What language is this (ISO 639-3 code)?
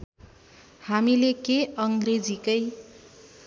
nep